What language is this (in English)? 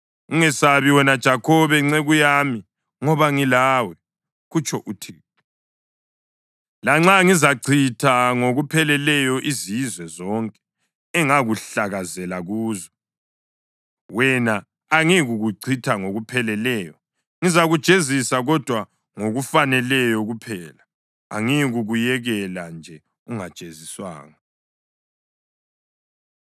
North Ndebele